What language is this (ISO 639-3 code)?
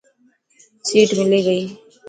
mki